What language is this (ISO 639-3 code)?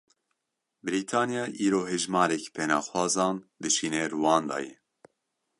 kur